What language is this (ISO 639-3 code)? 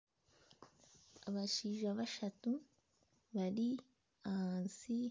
nyn